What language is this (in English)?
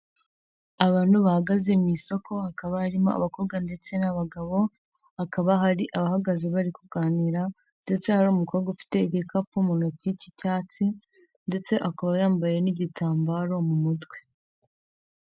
Kinyarwanda